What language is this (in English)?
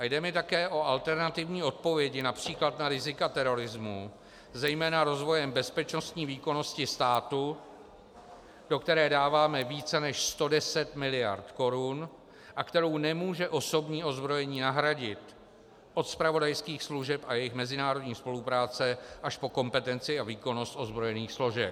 Czech